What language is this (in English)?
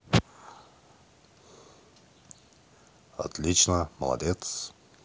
Russian